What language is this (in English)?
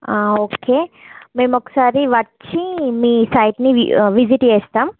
Telugu